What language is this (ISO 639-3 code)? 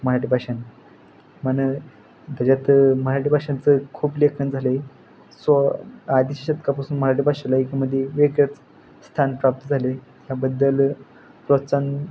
mar